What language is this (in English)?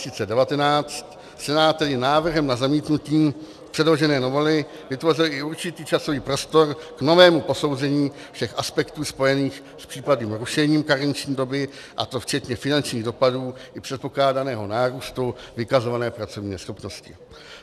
Czech